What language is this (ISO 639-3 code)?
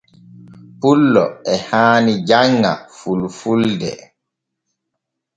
fue